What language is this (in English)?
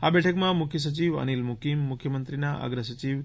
Gujarati